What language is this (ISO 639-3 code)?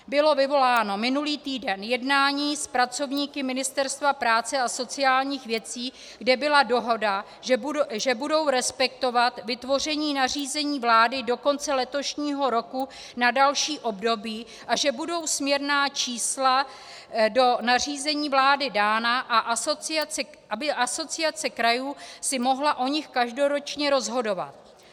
ces